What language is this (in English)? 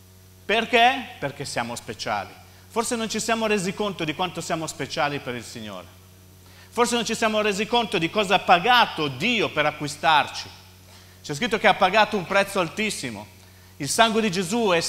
Italian